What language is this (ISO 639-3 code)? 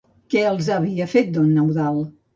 cat